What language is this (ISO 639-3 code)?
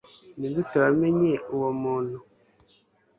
kin